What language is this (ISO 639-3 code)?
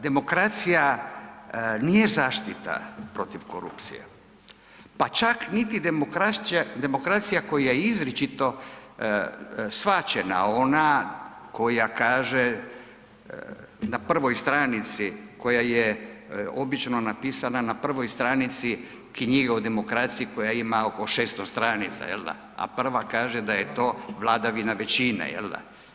hrv